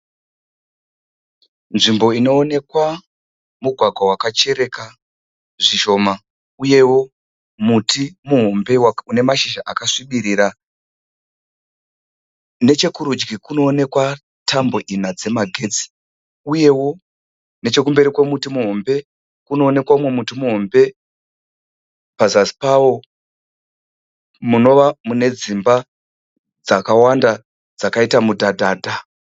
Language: Shona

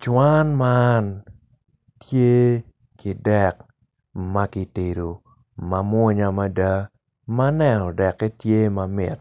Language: Acoli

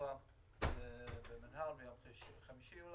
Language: Hebrew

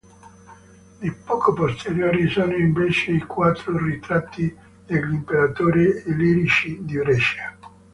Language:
Italian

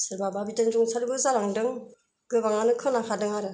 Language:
Bodo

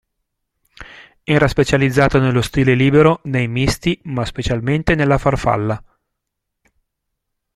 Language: Italian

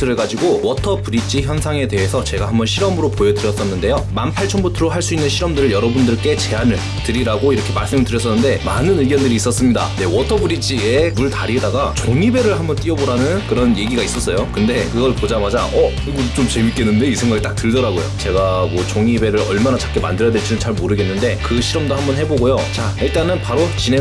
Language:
Korean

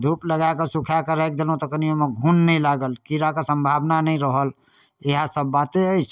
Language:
Maithili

